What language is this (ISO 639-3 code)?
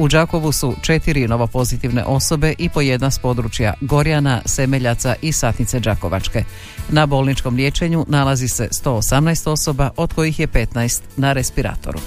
hrv